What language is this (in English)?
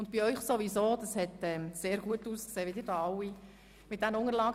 Swiss German